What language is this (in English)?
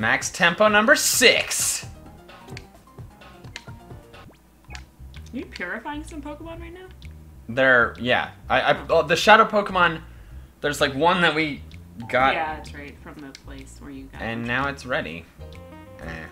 English